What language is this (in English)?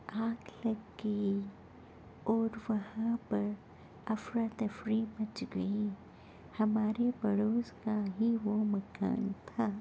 Urdu